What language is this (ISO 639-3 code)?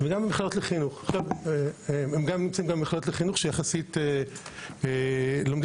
heb